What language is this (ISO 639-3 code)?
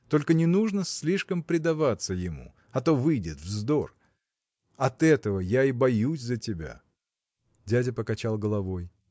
rus